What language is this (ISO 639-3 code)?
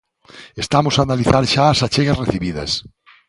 glg